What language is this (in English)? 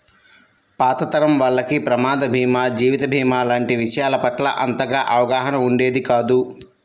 Telugu